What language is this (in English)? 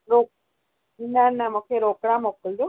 Sindhi